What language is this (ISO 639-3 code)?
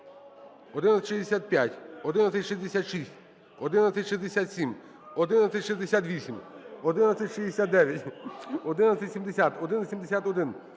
ukr